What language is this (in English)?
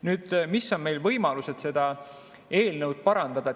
Estonian